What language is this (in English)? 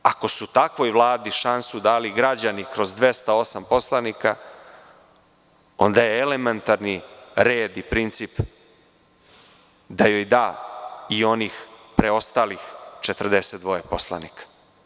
Serbian